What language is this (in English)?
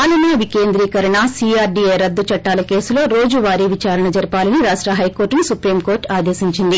Telugu